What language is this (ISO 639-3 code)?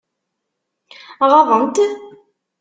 kab